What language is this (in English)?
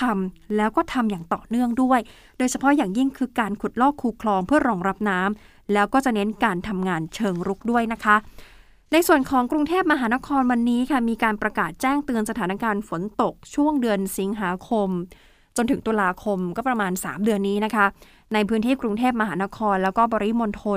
Thai